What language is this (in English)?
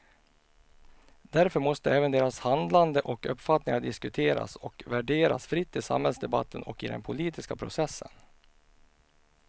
Swedish